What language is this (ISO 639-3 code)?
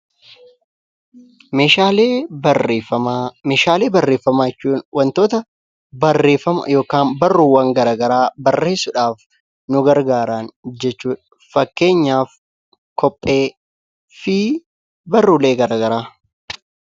orm